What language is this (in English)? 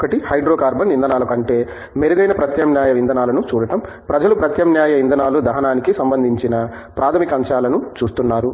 Telugu